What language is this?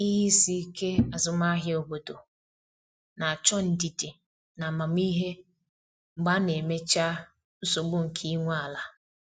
Igbo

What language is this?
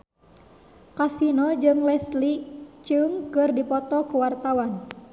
Sundanese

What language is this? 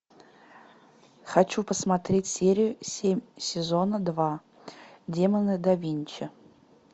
Russian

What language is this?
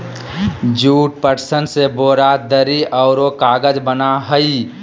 Magahi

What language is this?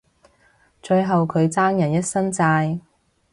Cantonese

